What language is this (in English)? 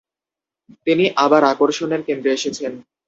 Bangla